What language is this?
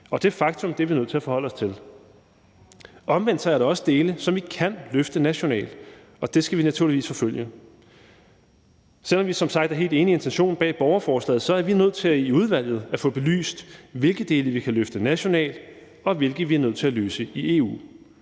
Danish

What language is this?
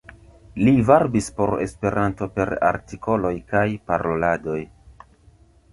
Esperanto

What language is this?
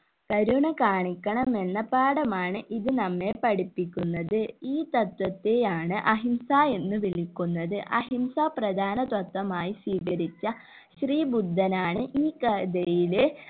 Malayalam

